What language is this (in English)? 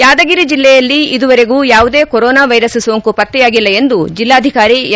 Kannada